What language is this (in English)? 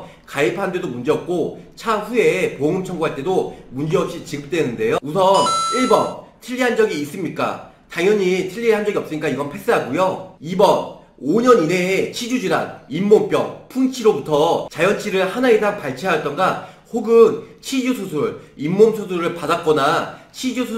Korean